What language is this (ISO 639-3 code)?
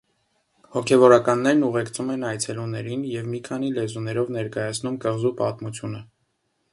hye